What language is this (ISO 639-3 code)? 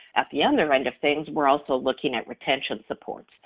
eng